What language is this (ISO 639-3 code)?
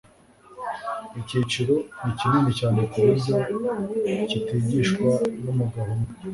kin